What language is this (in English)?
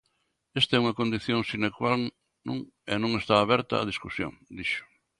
Galician